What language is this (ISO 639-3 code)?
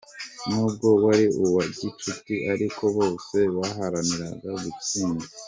kin